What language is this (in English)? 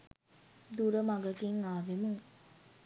Sinhala